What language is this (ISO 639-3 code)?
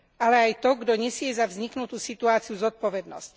slk